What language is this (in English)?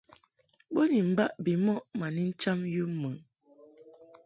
Mungaka